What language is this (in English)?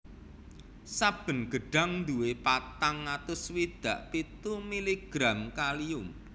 Javanese